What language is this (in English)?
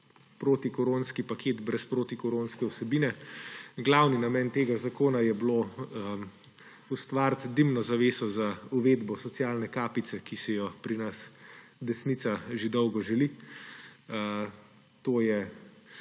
Slovenian